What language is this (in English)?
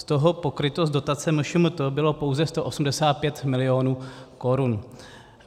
Czech